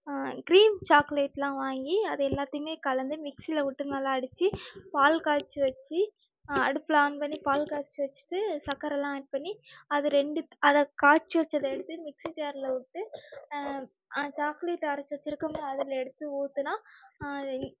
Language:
Tamil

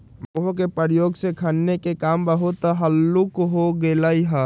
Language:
Magahi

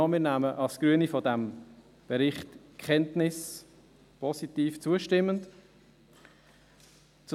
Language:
Swiss German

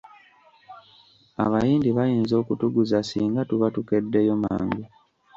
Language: Ganda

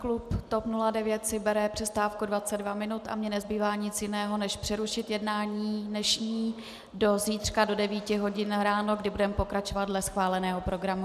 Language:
Czech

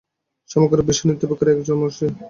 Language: Bangla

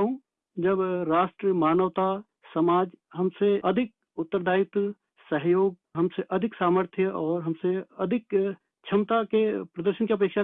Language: Hindi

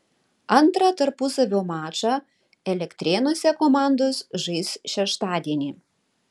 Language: Lithuanian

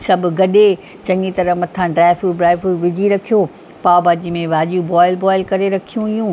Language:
Sindhi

